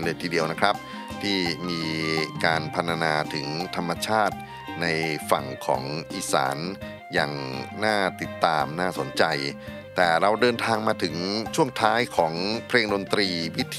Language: Thai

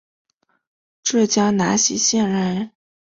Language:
Chinese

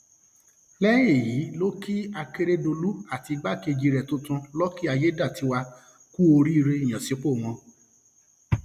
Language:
Yoruba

